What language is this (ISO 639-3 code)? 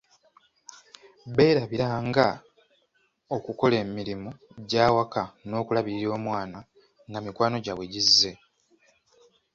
lug